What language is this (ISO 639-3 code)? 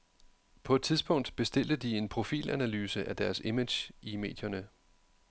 dan